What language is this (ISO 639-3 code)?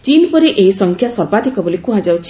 ori